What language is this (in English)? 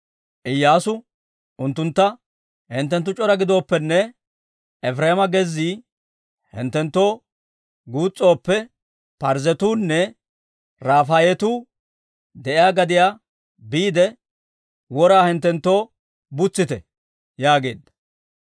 Dawro